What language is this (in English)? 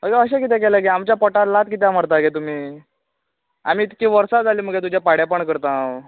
Konkani